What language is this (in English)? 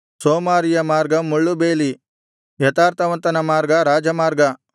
Kannada